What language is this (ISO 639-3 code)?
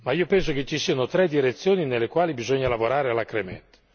ita